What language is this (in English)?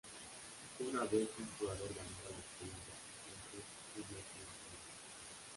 Spanish